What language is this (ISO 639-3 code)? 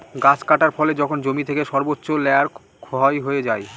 ben